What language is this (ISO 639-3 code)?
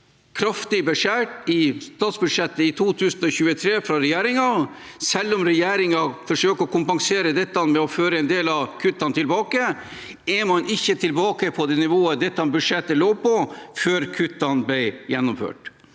nor